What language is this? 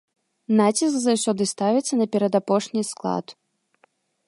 Belarusian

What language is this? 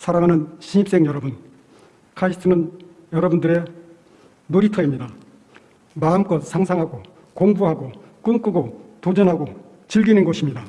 Korean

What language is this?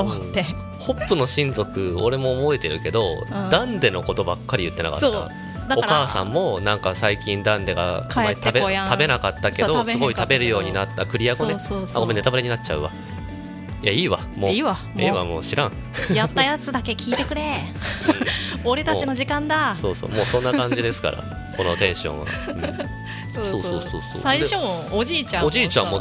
Japanese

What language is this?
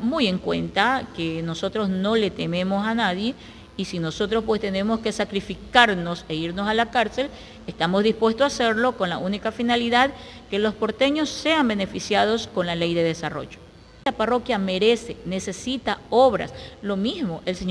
Spanish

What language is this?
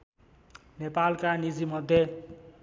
Nepali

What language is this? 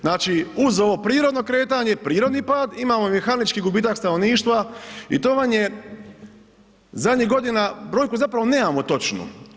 Croatian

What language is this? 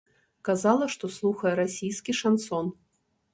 Belarusian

